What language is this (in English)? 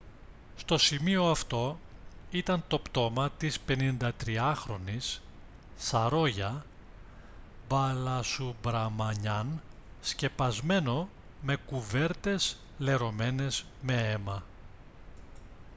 Greek